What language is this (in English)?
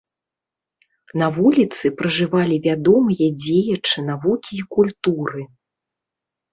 Belarusian